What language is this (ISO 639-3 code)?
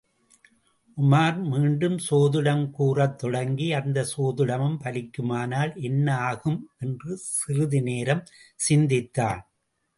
tam